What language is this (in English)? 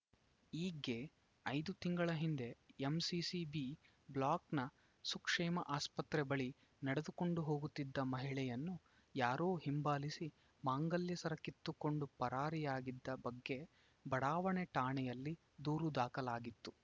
Kannada